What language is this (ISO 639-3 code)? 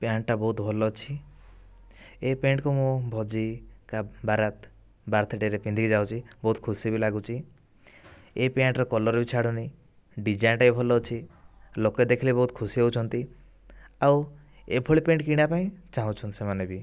ori